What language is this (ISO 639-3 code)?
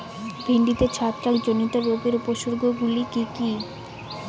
ben